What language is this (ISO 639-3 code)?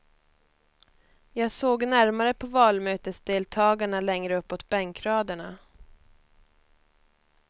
swe